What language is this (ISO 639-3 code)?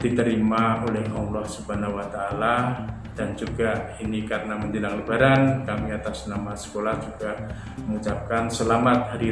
ind